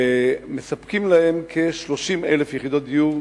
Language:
Hebrew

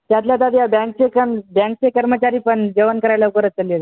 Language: Marathi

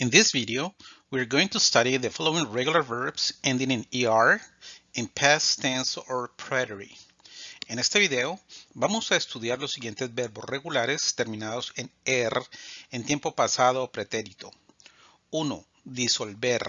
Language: Spanish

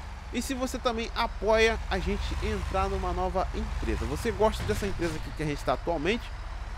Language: Portuguese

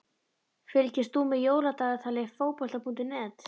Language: Icelandic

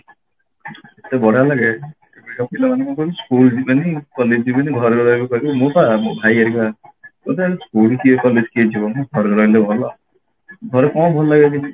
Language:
Odia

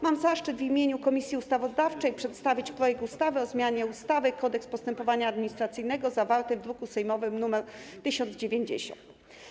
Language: Polish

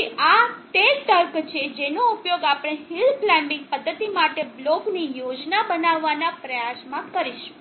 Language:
Gujarati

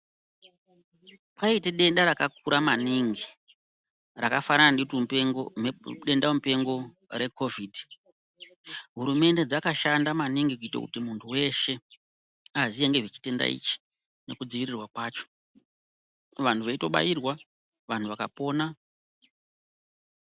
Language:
Ndau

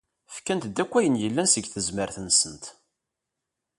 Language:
Kabyle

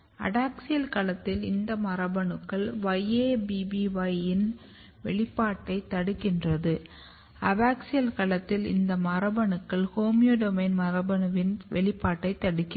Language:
Tamil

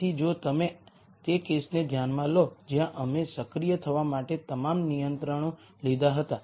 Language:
Gujarati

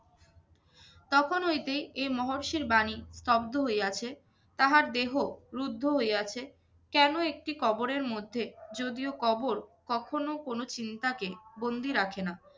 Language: Bangla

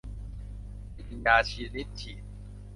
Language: Thai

